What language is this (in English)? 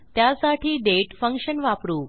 Marathi